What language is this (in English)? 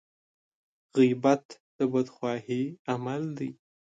Pashto